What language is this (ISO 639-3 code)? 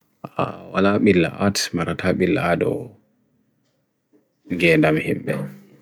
fui